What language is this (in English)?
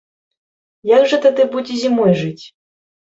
Belarusian